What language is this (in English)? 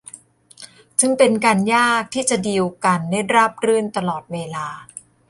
Thai